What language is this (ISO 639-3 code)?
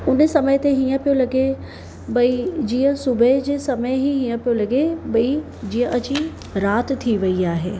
snd